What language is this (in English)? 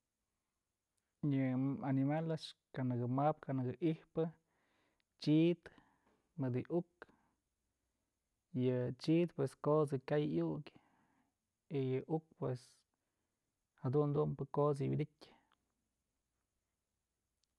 Mazatlán Mixe